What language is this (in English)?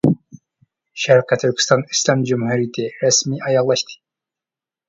Uyghur